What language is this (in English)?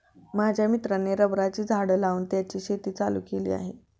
Marathi